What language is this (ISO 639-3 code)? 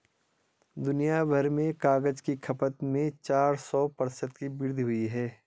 hin